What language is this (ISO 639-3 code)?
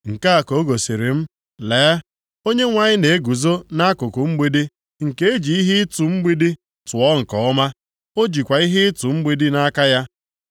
ibo